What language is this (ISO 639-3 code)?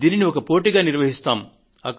tel